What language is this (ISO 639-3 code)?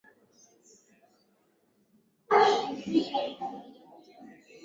swa